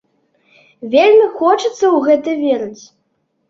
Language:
Belarusian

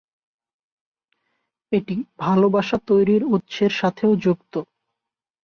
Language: Bangla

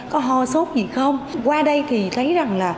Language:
Vietnamese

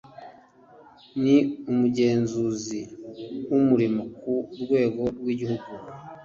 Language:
Kinyarwanda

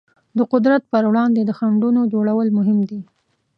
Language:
Pashto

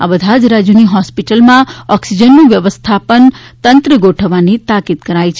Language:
Gujarati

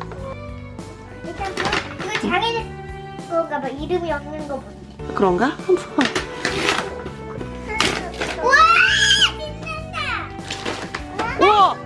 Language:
Korean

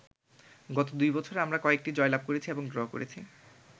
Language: Bangla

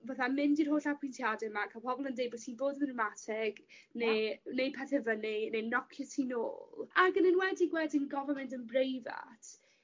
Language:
Welsh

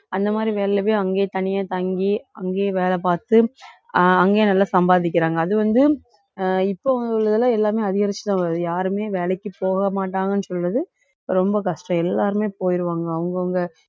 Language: Tamil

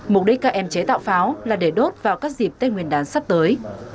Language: Vietnamese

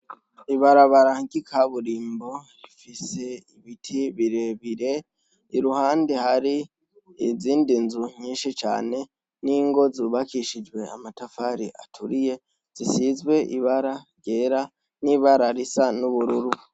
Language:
Rundi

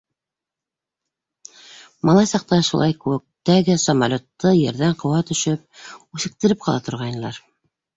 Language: Bashkir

